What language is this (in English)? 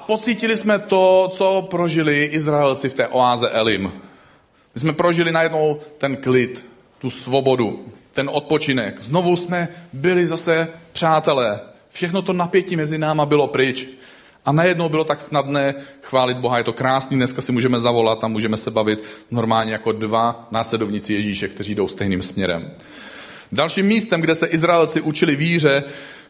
Czech